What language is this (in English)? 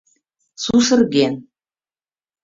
Mari